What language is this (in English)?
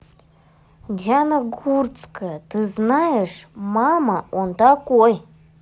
Russian